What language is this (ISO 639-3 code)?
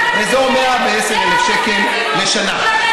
heb